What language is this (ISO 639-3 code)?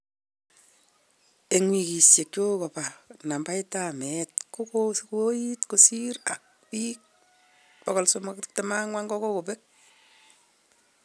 kln